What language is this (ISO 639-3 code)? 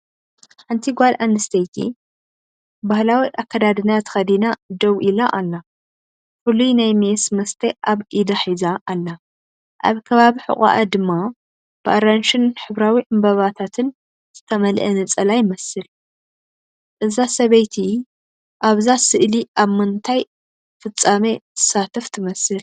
tir